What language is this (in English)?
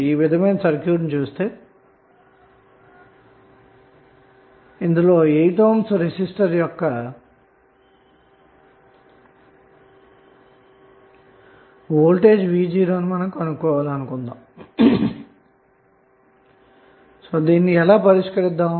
Telugu